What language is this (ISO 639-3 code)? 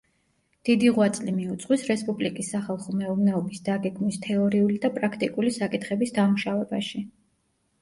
kat